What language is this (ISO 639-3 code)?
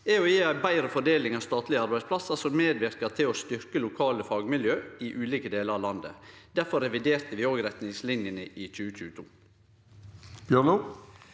nor